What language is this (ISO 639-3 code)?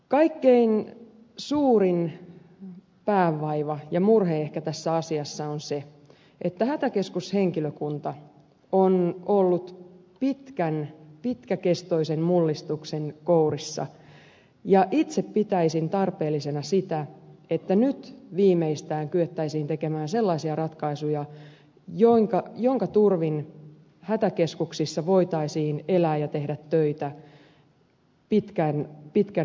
fin